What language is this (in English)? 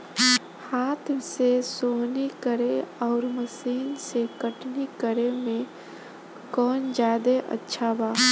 Bhojpuri